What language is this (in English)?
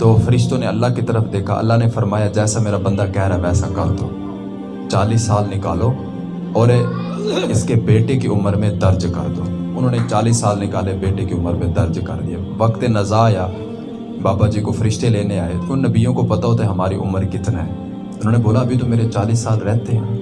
Urdu